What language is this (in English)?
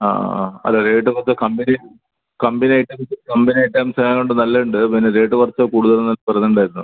Malayalam